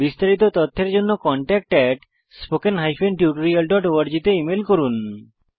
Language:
Bangla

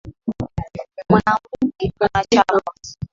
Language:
Swahili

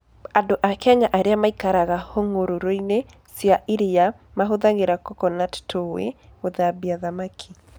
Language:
Kikuyu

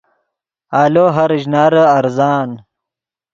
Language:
Yidgha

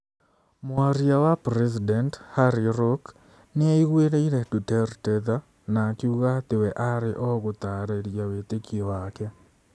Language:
Kikuyu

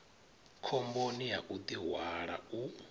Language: Venda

